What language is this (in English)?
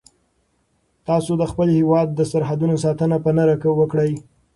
Pashto